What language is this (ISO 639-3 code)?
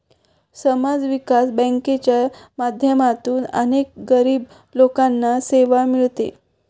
mar